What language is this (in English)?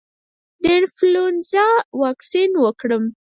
Pashto